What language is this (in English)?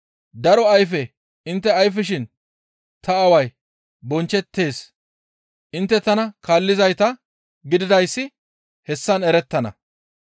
Gamo